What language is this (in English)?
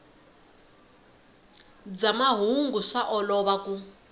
Tsonga